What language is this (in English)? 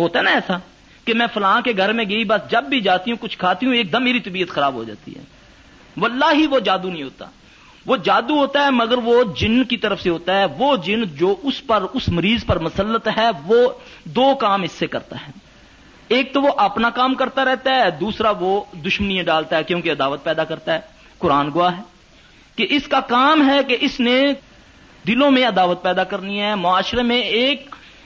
Urdu